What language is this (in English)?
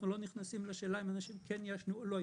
Hebrew